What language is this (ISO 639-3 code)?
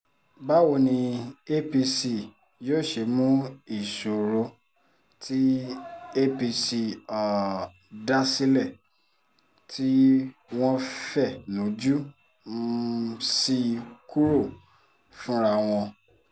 yor